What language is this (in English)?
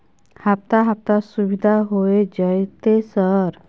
Maithili